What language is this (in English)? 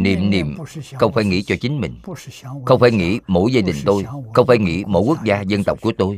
Vietnamese